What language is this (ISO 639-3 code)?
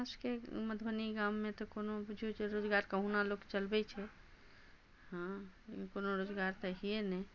mai